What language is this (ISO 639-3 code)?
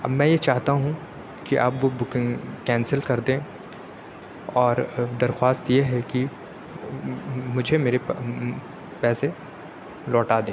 urd